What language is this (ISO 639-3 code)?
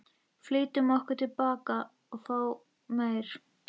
isl